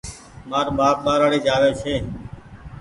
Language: Goaria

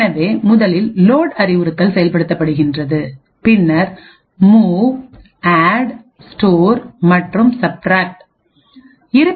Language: Tamil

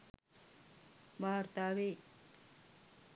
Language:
Sinhala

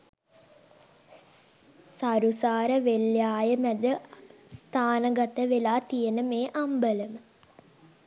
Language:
Sinhala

